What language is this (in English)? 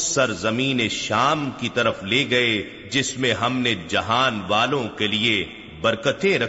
Urdu